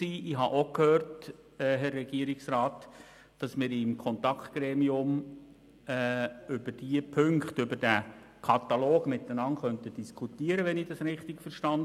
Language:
Swiss German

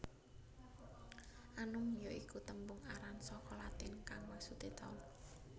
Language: Javanese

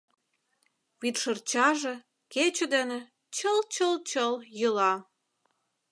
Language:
Mari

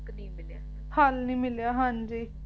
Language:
Punjabi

